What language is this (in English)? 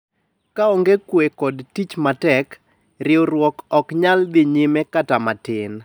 Luo (Kenya and Tanzania)